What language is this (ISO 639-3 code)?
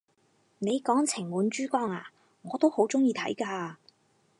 yue